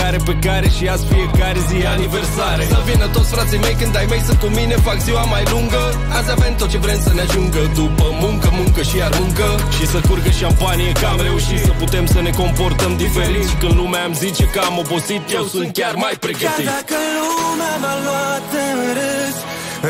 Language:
Romanian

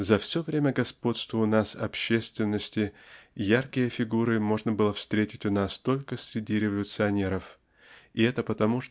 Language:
Russian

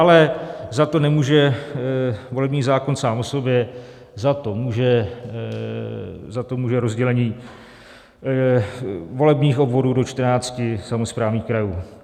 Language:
Czech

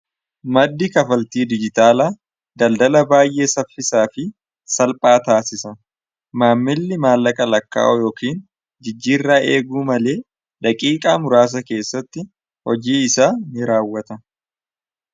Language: Oromo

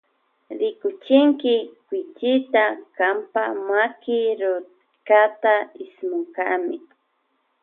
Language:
Loja Highland Quichua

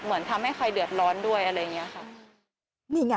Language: Thai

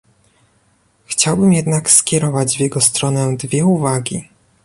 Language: Polish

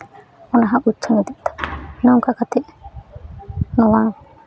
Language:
Santali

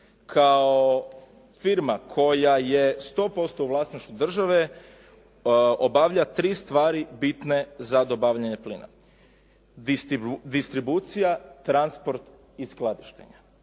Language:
Croatian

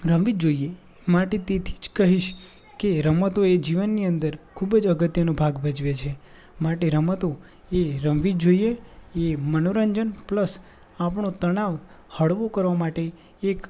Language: Gujarati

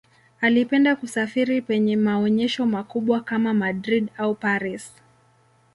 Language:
Swahili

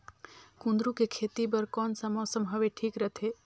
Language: Chhattisgarhi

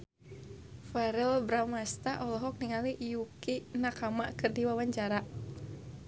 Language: Sundanese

